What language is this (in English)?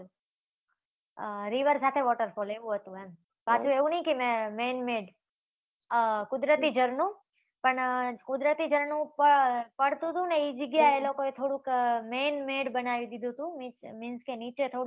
Gujarati